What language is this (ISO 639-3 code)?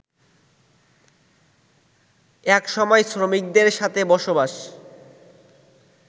ben